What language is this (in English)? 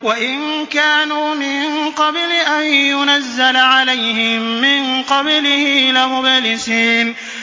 Arabic